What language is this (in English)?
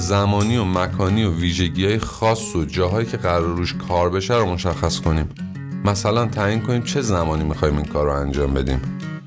Persian